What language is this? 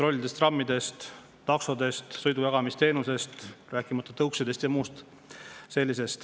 Estonian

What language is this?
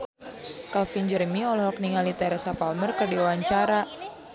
Sundanese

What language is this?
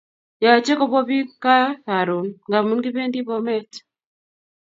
Kalenjin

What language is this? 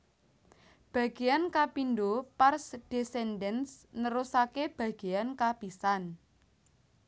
Javanese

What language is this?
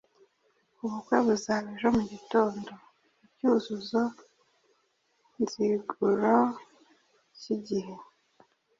Kinyarwanda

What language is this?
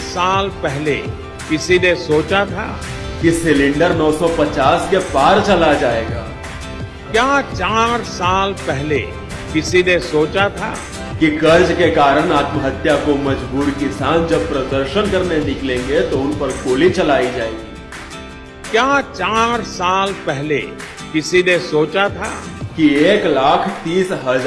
Hindi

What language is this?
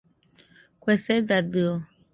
Nüpode Huitoto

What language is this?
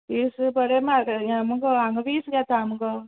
Konkani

